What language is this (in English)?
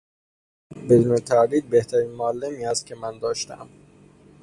Persian